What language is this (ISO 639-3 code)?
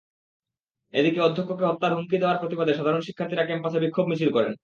ben